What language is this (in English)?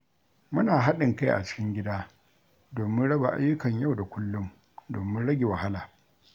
Hausa